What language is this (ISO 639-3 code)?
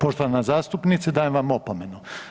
hrv